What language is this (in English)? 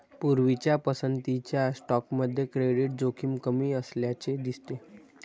Marathi